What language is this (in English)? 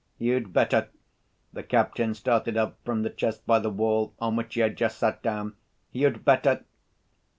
English